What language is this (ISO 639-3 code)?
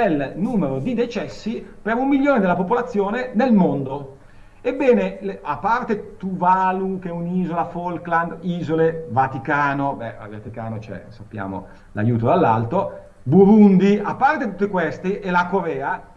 ita